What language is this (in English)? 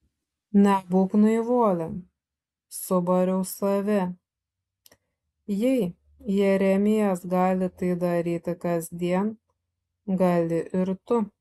Lithuanian